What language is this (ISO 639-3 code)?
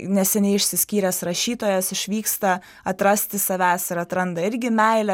lit